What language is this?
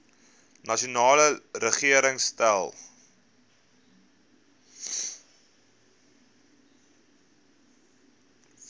Afrikaans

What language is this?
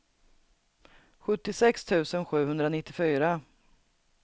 Swedish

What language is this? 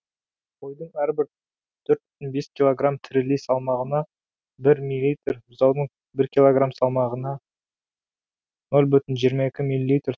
Kazakh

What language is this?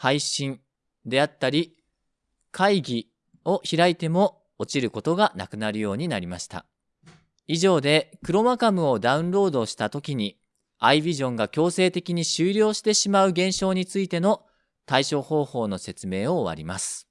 Japanese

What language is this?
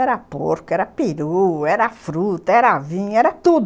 Portuguese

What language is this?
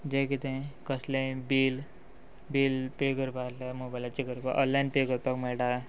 Konkani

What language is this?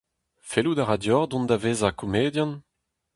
Breton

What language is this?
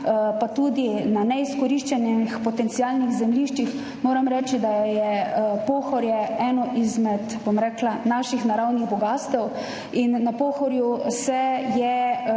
Slovenian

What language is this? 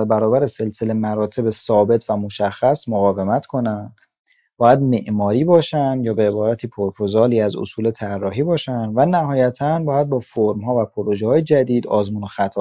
Persian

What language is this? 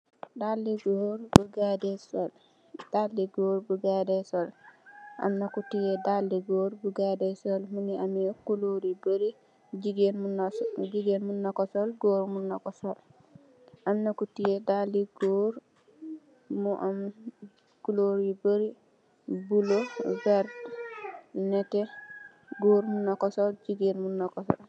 Wolof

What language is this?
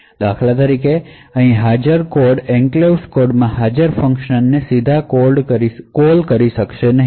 Gujarati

